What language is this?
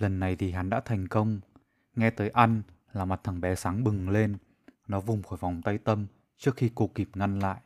Vietnamese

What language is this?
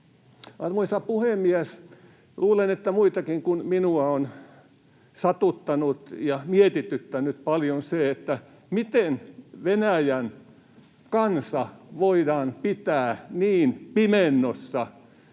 Finnish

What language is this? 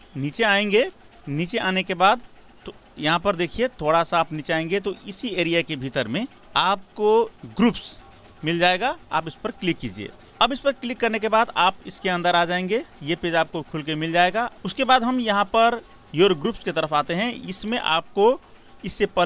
Hindi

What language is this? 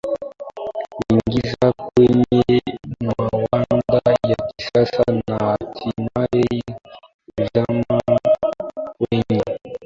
Swahili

